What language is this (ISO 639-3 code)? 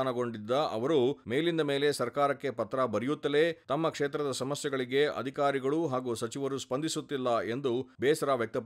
kan